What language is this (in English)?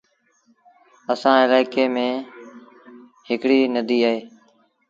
Sindhi Bhil